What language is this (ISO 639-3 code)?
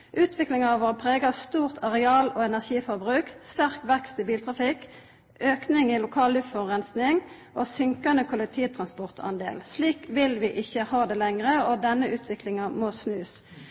nno